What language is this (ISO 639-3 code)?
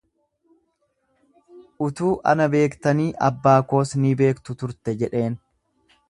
orm